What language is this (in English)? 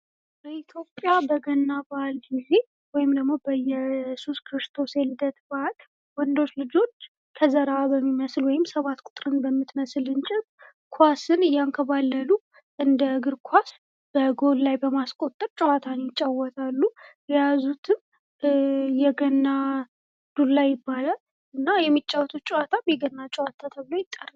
Amharic